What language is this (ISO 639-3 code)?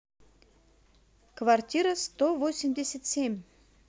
rus